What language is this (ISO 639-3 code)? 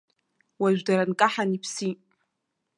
abk